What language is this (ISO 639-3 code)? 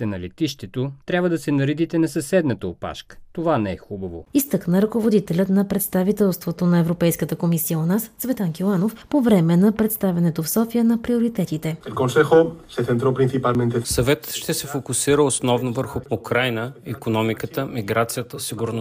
bul